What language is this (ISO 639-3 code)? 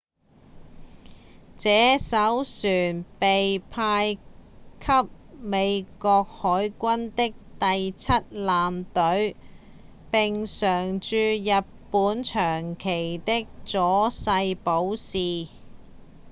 yue